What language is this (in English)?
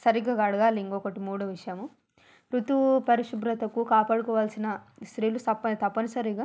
Telugu